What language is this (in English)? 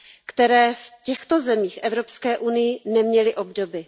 Czech